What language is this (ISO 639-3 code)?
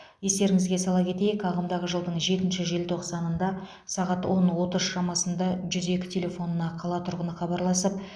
kaz